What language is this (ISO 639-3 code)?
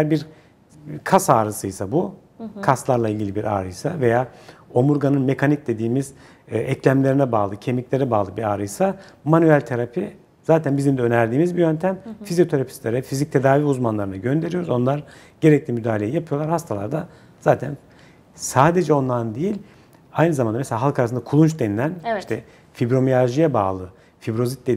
tur